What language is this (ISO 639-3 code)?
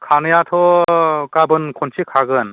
brx